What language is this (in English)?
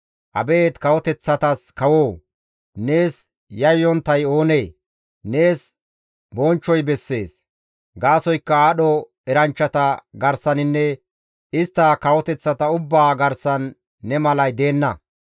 Gamo